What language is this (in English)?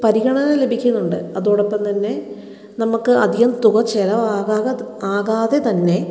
Malayalam